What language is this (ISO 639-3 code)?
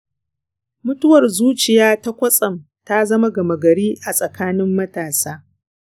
hau